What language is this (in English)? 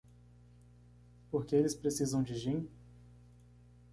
Portuguese